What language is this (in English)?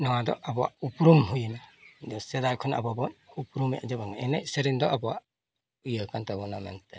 Santali